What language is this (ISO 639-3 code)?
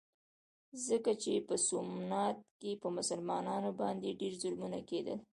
pus